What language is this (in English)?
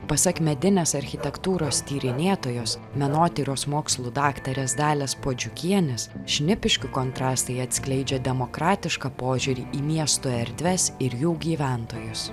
Lithuanian